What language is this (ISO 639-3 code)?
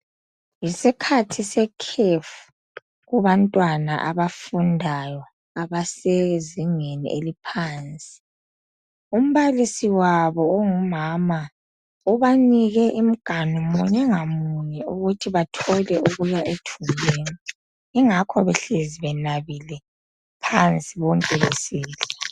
nde